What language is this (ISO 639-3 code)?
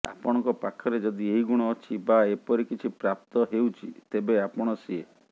ori